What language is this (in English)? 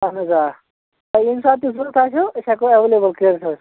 Kashmiri